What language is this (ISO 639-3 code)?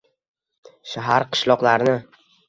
uzb